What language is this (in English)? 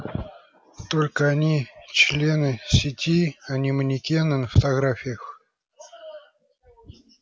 Russian